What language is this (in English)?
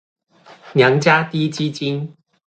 Chinese